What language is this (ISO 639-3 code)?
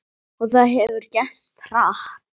isl